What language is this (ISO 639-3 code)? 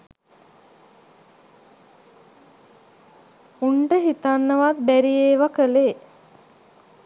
sin